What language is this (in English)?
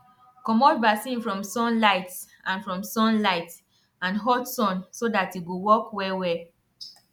Nigerian Pidgin